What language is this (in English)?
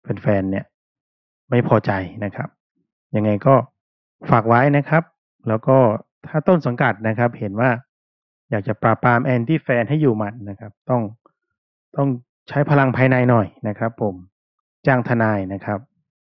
Thai